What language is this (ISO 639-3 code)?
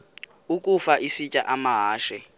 xho